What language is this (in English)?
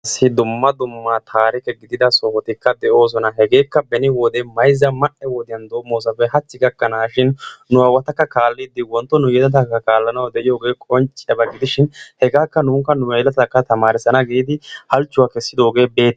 Wolaytta